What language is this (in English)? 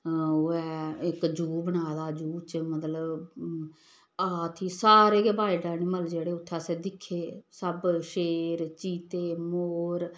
Dogri